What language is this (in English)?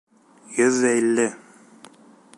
Bashkir